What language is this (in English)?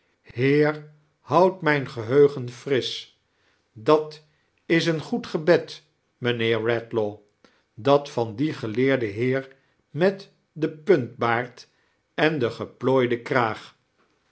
Dutch